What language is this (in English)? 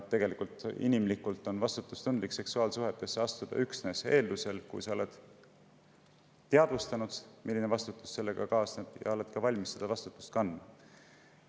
Estonian